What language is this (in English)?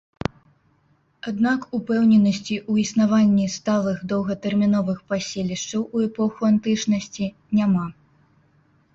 Belarusian